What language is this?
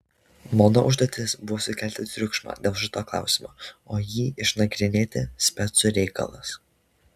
Lithuanian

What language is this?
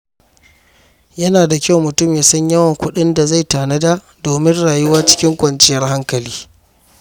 Hausa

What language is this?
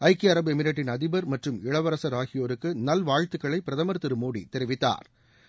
Tamil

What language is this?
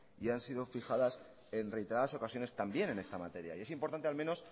Spanish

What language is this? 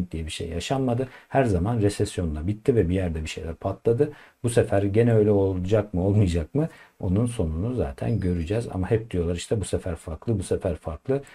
Turkish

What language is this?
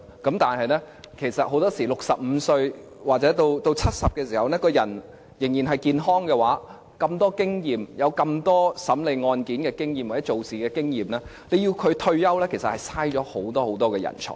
Cantonese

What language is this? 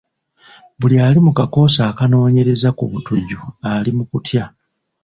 Ganda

